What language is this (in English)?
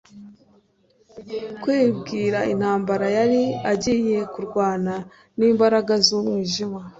Kinyarwanda